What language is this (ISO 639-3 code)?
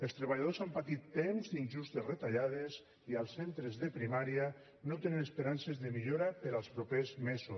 cat